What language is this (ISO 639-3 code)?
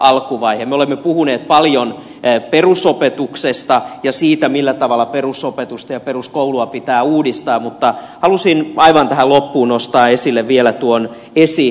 fin